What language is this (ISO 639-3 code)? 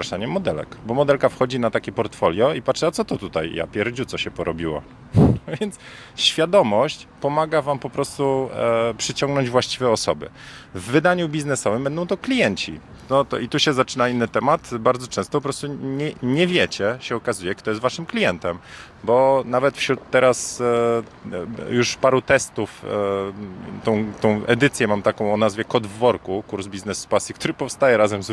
pol